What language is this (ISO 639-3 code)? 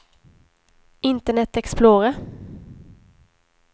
swe